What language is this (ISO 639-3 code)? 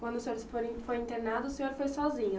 por